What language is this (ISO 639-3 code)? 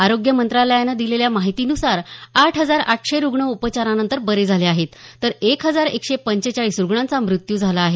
mar